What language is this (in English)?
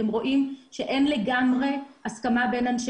Hebrew